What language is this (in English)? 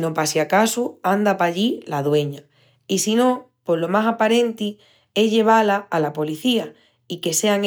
Extremaduran